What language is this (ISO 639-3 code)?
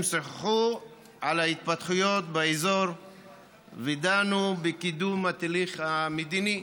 heb